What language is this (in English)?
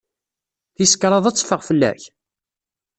Kabyle